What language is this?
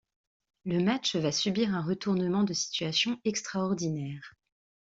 French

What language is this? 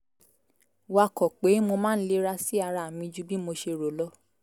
Yoruba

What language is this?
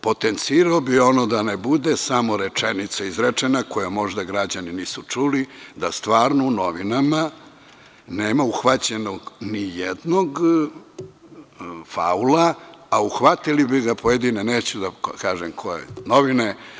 Serbian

